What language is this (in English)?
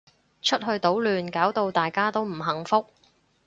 Cantonese